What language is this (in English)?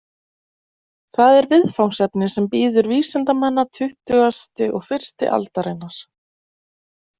Icelandic